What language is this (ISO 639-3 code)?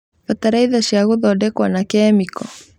kik